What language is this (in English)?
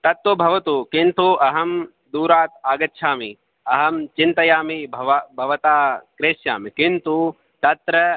Sanskrit